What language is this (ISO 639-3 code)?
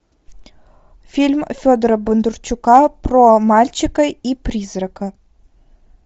rus